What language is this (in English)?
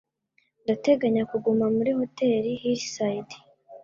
Kinyarwanda